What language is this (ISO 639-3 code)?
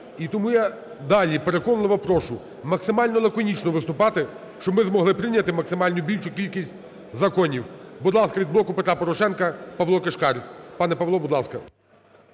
ukr